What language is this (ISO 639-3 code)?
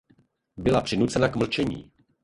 ces